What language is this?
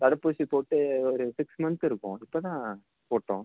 Tamil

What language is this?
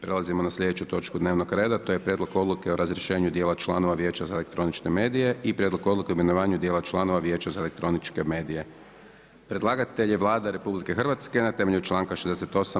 Croatian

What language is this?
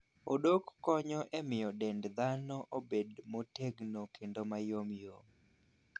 Luo (Kenya and Tanzania)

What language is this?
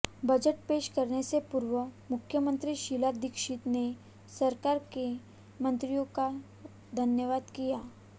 Hindi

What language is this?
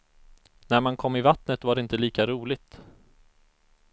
Swedish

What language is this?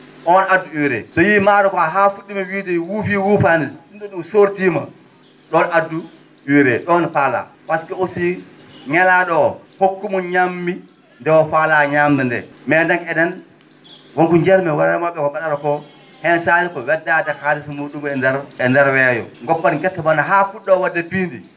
Fula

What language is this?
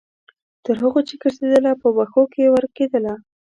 Pashto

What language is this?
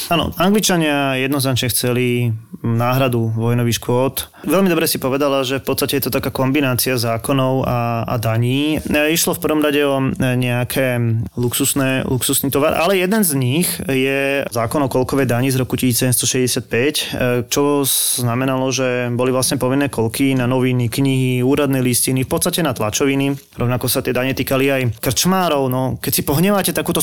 Slovak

